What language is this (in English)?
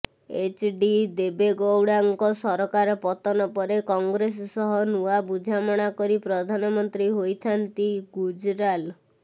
Odia